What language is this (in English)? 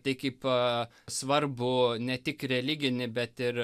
Lithuanian